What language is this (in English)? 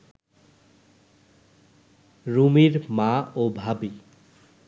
Bangla